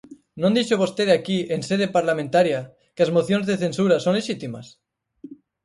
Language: Galician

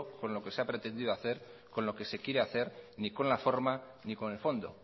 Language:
Spanish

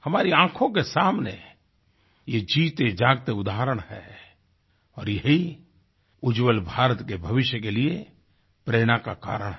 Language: Hindi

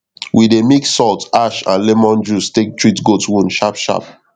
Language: Nigerian Pidgin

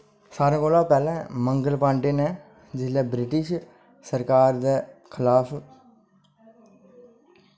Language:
Dogri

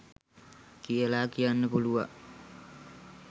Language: Sinhala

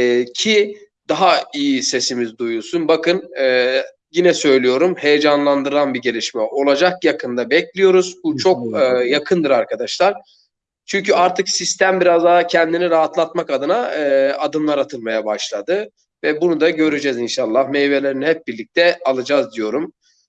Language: Turkish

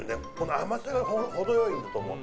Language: Japanese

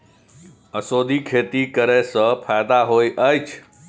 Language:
Maithili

